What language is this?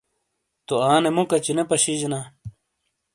Shina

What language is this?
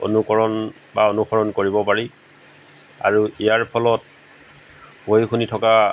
Assamese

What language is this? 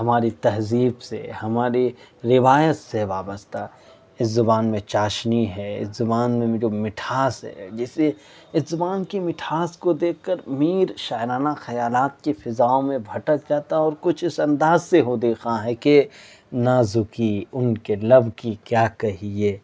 Urdu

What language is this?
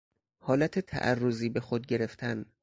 Persian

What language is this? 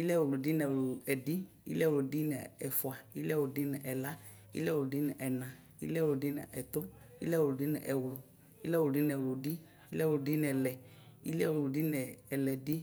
Ikposo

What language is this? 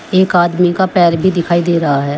Hindi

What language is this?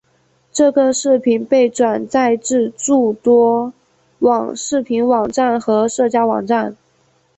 Chinese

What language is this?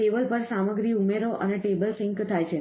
Gujarati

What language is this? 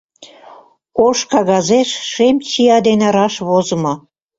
Mari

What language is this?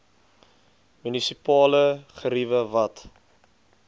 Afrikaans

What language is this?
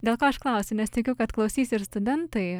Lithuanian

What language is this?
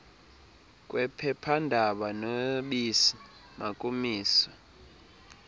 Xhosa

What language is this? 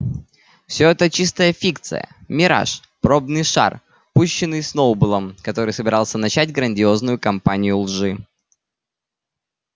Russian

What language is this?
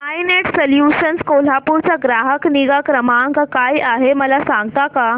Marathi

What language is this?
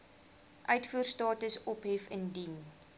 Afrikaans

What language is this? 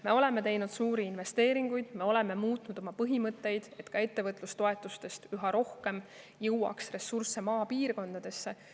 Estonian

